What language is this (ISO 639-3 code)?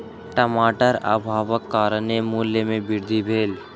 mai